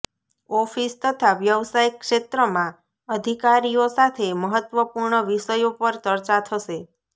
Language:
Gujarati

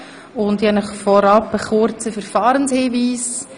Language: Swiss German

